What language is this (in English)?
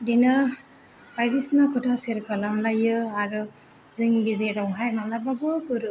Bodo